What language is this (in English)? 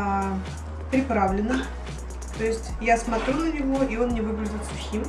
Russian